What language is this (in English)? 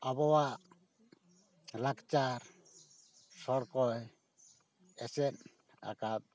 Santali